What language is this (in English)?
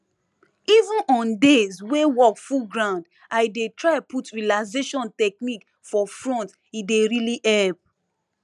Nigerian Pidgin